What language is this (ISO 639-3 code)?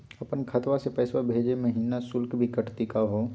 mag